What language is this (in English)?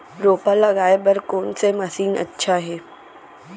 Chhattisgarhi